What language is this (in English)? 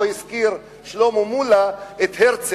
Hebrew